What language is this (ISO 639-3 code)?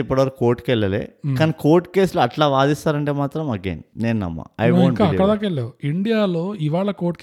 tel